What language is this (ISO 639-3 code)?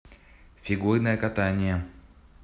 rus